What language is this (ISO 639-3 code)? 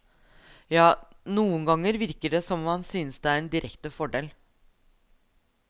nor